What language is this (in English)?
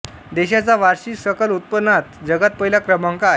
Marathi